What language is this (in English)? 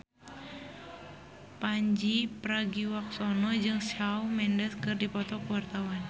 Sundanese